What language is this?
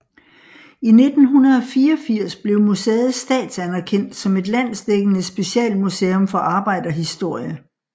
Danish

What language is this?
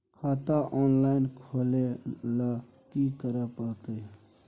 Maithili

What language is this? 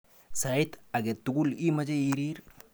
Kalenjin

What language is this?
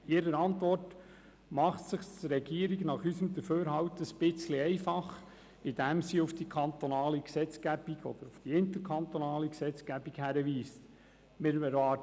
Swiss German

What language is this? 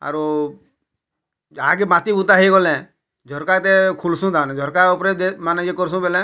Odia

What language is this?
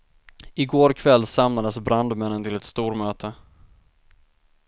Swedish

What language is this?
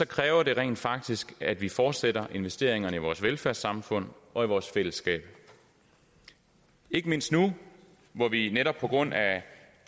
Danish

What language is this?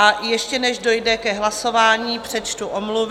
Czech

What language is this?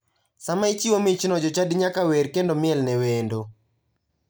Luo (Kenya and Tanzania)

